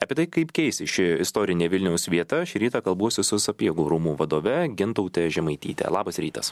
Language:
Lithuanian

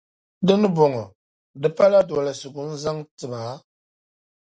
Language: Dagbani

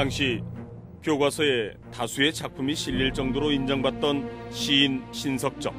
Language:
Korean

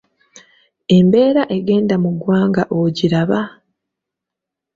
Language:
Ganda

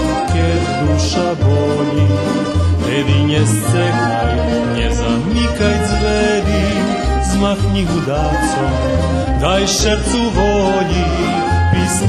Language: Romanian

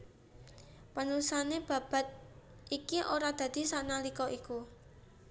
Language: Javanese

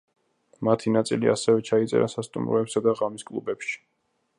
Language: Georgian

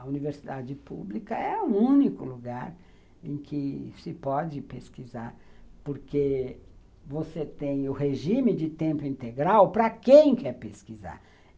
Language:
Portuguese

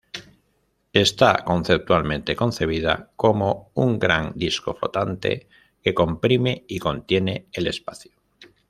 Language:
Spanish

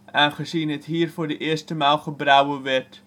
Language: Dutch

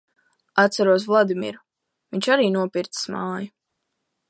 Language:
Latvian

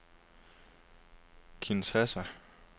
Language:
Danish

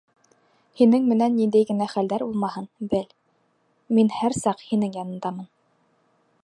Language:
Bashkir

